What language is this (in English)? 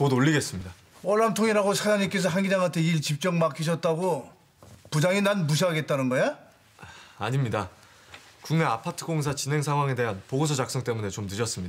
Korean